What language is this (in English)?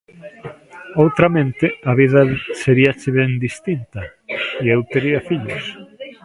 Galician